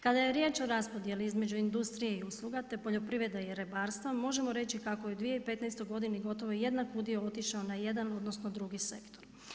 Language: Croatian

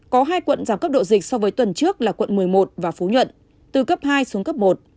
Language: Vietnamese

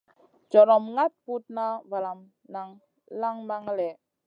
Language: Masana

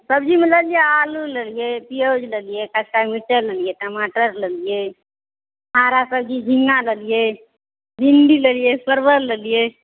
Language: Maithili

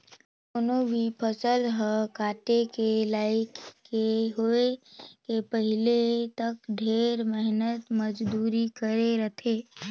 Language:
Chhattisgarhi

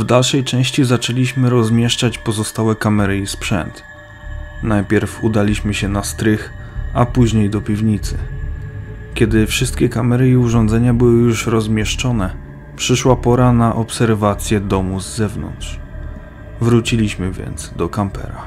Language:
Polish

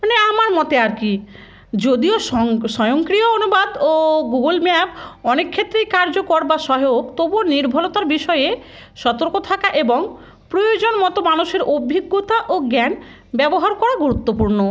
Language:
Bangla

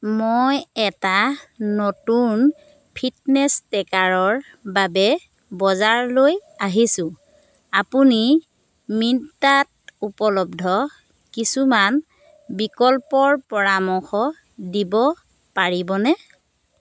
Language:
Assamese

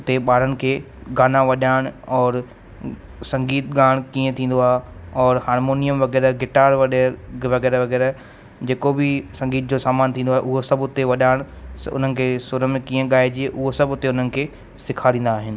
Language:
Sindhi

